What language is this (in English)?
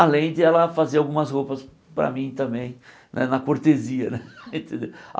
Portuguese